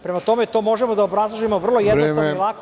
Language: Serbian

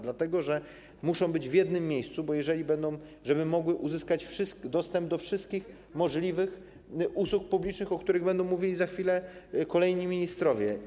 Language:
Polish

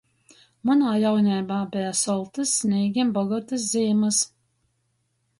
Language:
Latgalian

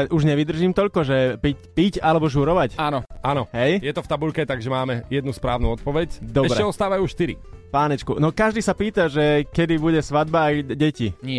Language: Slovak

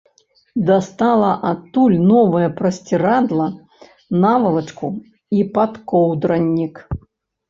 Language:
Belarusian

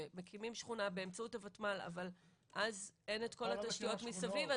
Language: Hebrew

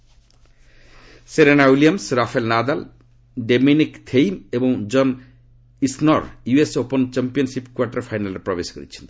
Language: Odia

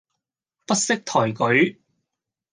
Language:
Cantonese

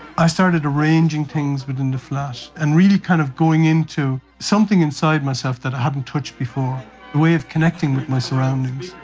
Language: English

